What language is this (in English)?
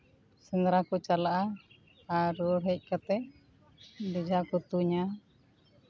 Santali